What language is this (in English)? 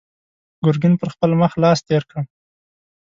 Pashto